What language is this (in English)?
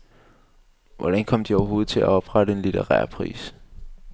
Danish